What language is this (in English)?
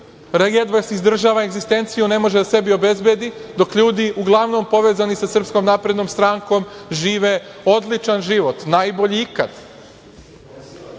Serbian